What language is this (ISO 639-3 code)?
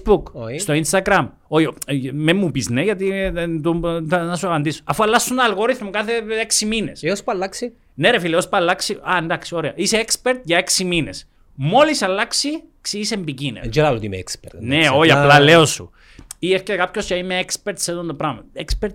ell